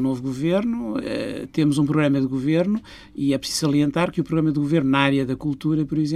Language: Portuguese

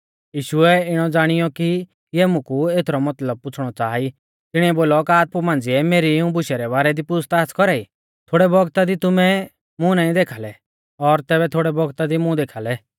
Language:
Mahasu Pahari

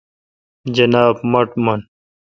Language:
Kalkoti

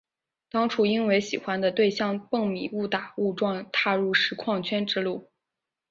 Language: Chinese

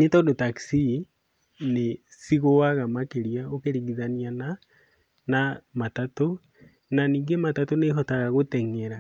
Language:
Kikuyu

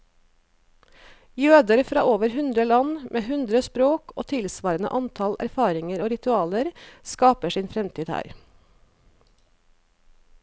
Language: Norwegian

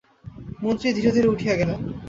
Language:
Bangla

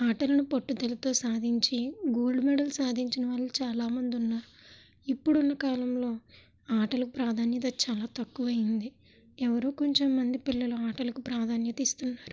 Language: Telugu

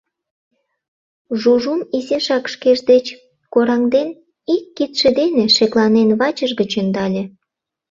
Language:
Mari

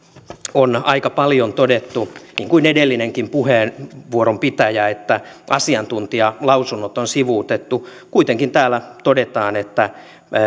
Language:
Finnish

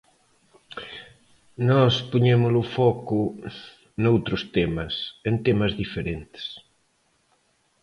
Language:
Galician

